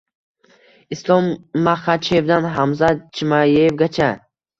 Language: Uzbek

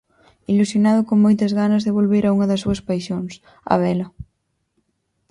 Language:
Galician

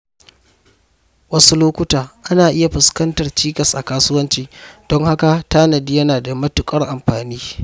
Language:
Hausa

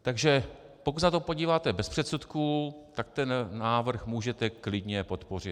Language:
Czech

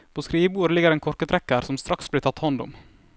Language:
Norwegian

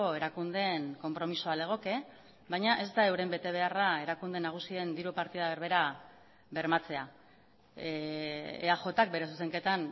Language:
Basque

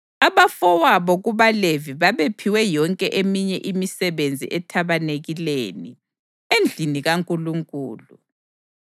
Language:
North Ndebele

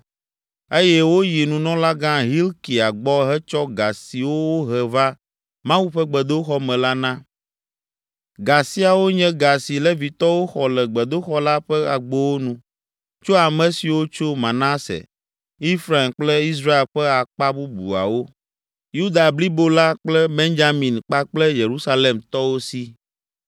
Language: Ewe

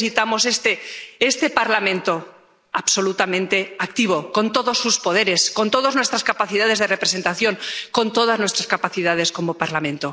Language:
Spanish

